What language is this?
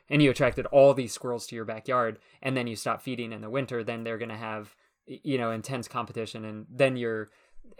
English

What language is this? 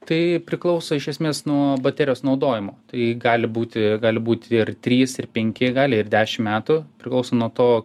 Lithuanian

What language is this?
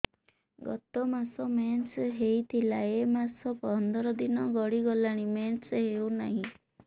Odia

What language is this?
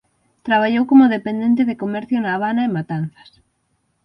Galician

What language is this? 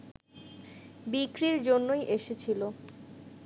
Bangla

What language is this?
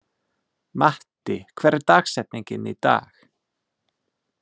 Icelandic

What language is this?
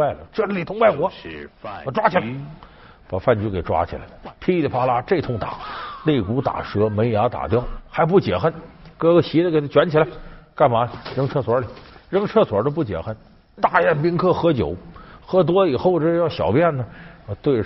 Chinese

